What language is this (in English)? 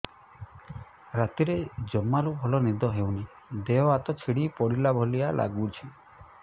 Odia